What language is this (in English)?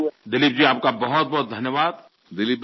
Bangla